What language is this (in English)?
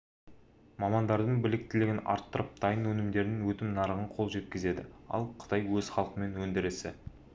Kazakh